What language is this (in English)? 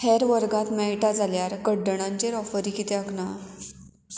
Konkani